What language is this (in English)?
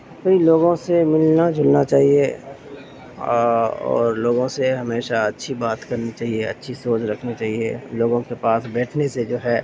Urdu